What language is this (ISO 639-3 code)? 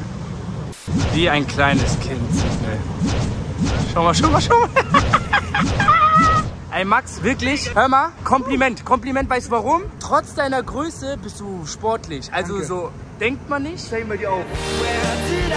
deu